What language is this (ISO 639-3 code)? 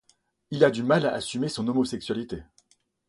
fra